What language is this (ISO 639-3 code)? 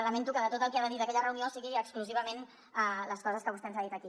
cat